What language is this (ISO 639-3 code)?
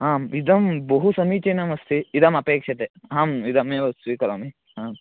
san